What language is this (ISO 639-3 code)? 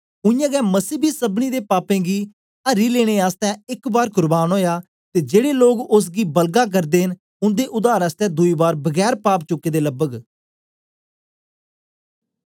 doi